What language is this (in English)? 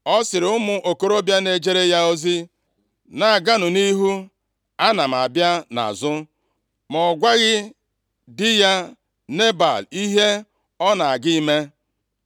Igbo